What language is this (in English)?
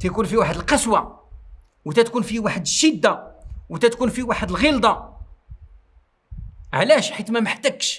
Arabic